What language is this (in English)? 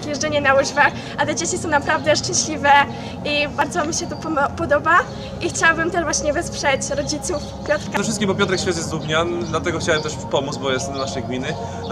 Polish